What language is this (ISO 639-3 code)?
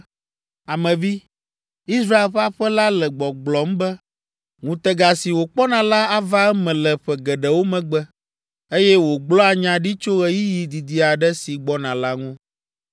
ewe